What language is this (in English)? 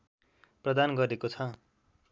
Nepali